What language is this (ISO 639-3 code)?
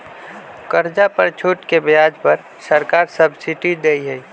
mag